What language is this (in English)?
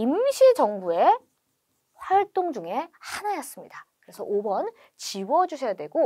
Korean